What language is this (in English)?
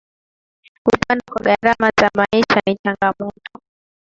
Swahili